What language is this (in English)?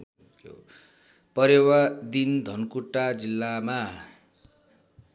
Nepali